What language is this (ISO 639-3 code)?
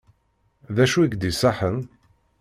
kab